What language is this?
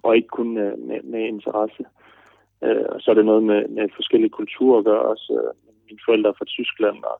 Danish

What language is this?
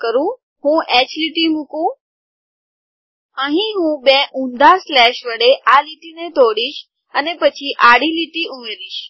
Gujarati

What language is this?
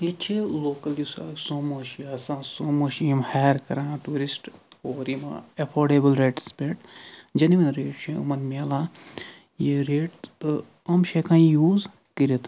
Kashmiri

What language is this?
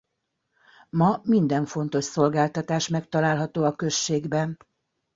Hungarian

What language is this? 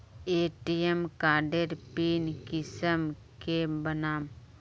Magahi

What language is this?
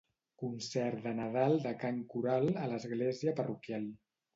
Catalan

